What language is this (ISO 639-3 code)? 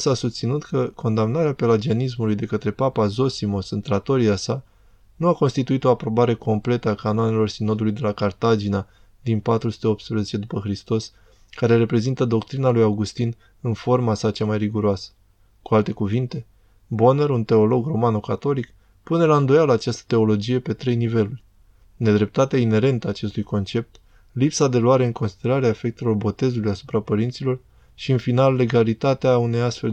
ron